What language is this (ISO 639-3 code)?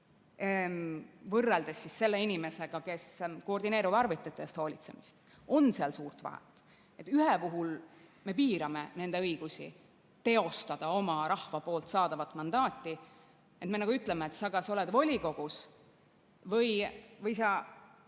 est